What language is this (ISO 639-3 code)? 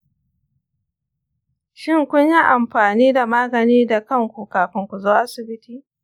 hau